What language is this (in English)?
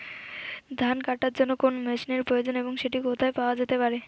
Bangla